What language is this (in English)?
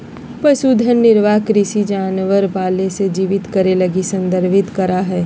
Magahi